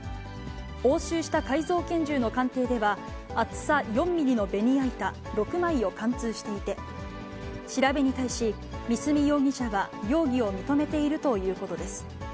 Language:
Japanese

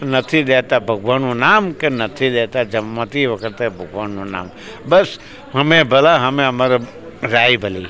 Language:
Gujarati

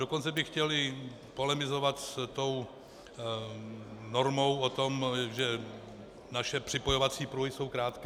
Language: Czech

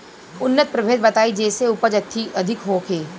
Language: Bhojpuri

